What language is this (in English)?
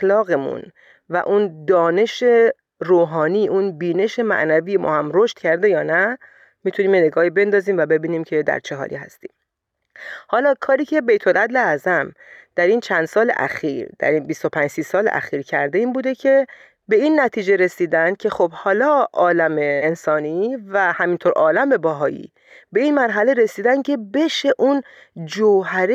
Persian